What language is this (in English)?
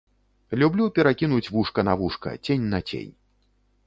Belarusian